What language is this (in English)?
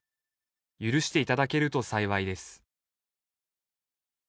Japanese